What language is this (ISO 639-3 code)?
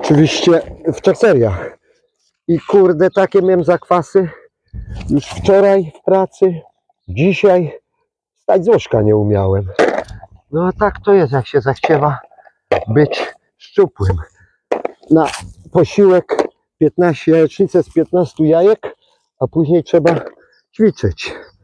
pol